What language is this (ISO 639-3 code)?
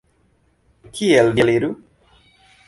epo